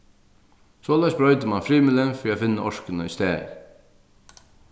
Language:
Faroese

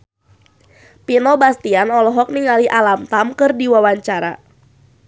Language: Sundanese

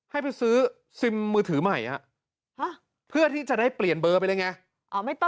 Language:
Thai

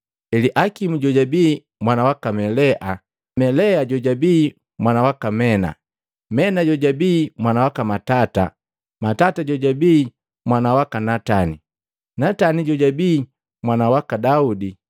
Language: Matengo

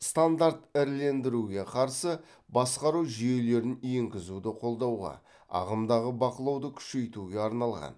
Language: Kazakh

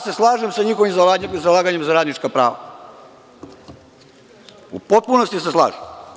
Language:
Serbian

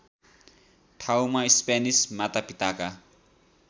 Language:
Nepali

